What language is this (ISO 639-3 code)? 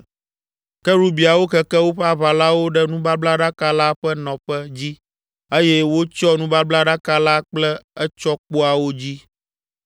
ewe